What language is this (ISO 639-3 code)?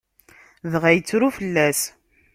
kab